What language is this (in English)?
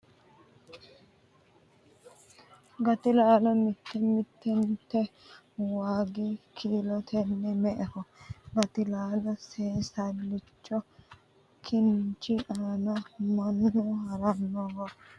Sidamo